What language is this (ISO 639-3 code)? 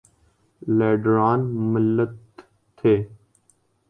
urd